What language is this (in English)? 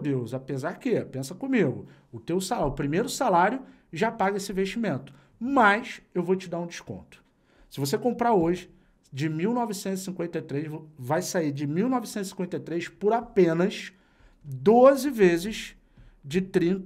Portuguese